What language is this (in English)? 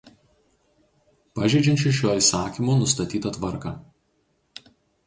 Lithuanian